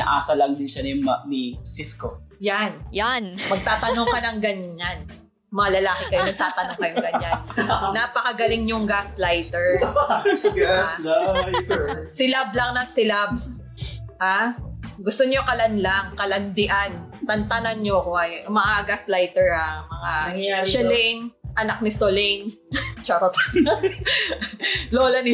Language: Filipino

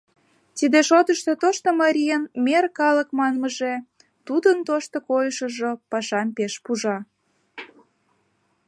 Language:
Mari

